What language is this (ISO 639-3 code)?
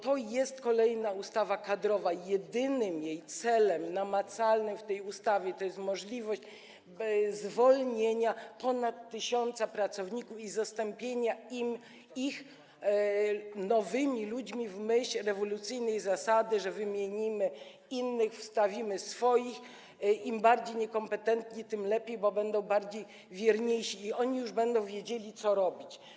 pol